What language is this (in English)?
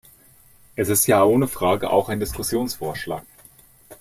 German